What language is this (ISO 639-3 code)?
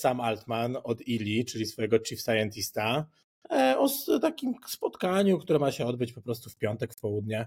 pol